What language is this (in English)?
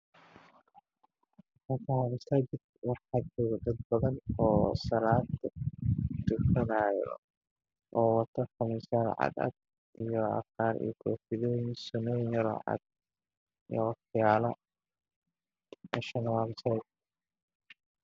Somali